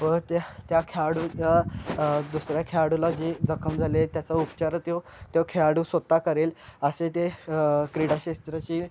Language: Marathi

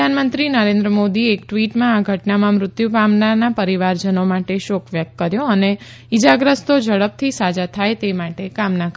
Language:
Gujarati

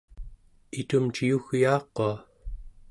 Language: Central Yupik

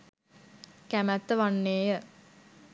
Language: Sinhala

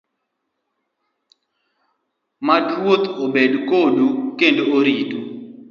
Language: Luo (Kenya and Tanzania)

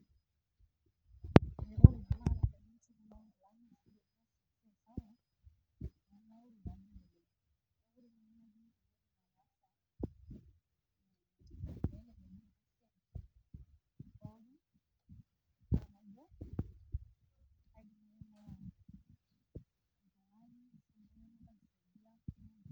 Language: Masai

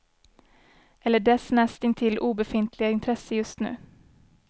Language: Swedish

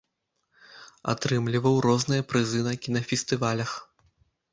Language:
Belarusian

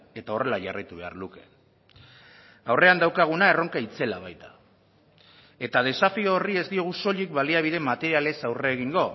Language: Basque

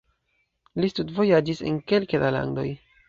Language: Esperanto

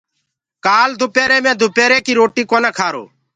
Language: Gurgula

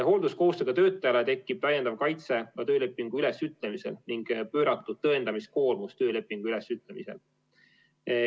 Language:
Estonian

